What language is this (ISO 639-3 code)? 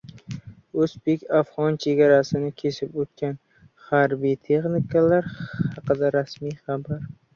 uzb